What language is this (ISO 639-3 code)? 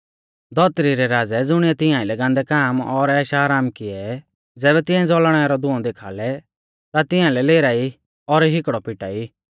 bfz